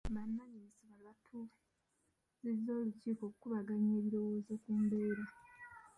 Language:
Ganda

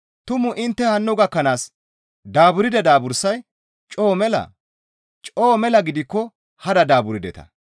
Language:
Gamo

